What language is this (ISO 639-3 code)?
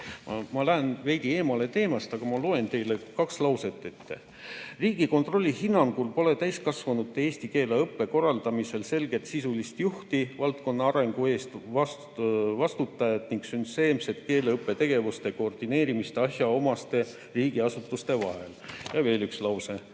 est